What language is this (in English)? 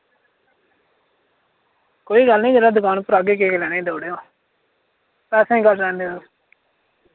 Dogri